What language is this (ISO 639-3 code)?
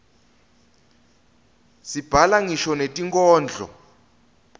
ssw